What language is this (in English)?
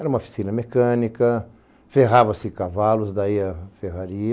Portuguese